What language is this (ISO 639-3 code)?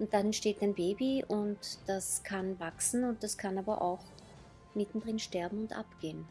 deu